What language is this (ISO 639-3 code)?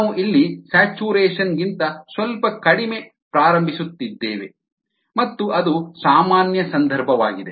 kan